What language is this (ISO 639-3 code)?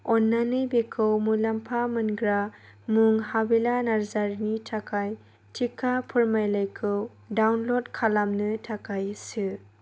brx